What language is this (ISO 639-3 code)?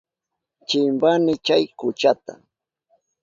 qup